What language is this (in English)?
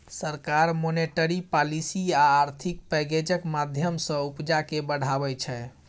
Maithili